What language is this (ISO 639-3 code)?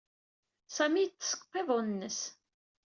kab